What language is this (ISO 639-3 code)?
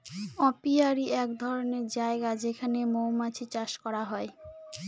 ben